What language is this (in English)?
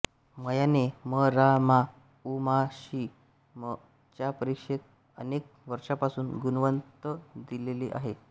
Marathi